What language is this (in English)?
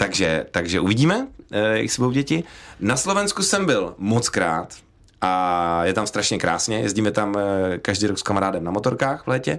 Czech